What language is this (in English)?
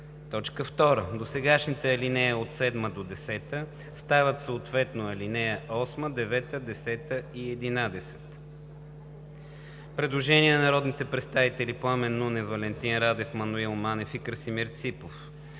Bulgarian